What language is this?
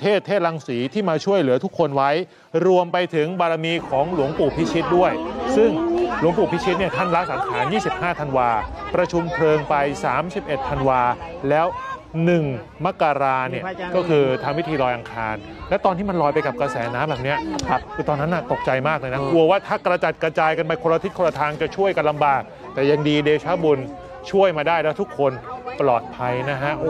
Thai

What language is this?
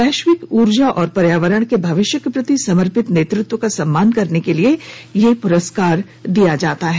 Hindi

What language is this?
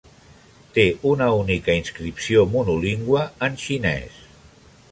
Catalan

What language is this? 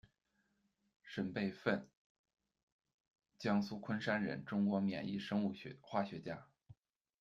Chinese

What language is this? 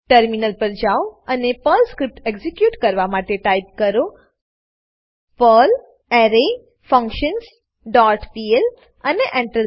Gujarati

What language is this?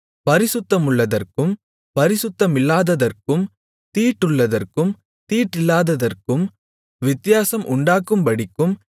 Tamil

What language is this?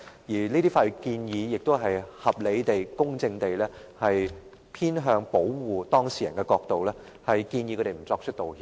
Cantonese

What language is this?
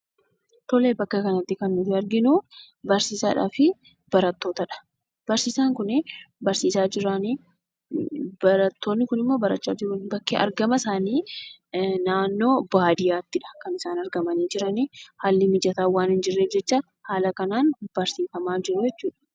Oromo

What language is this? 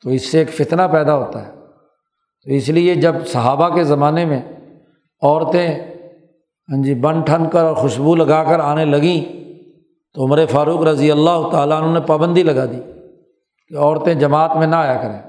Urdu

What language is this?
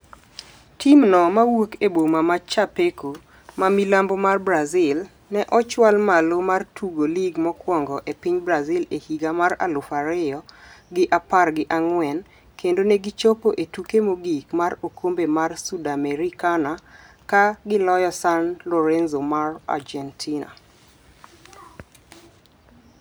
Luo (Kenya and Tanzania)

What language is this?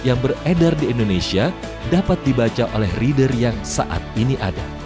Indonesian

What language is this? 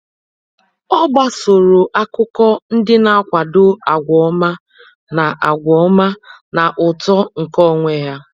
Igbo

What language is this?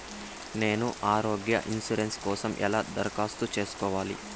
Telugu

